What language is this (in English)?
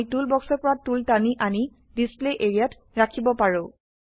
Assamese